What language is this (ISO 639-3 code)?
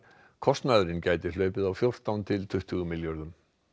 isl